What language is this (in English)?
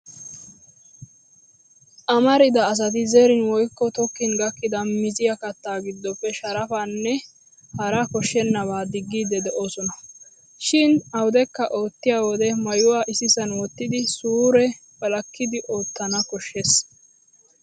Wolaytta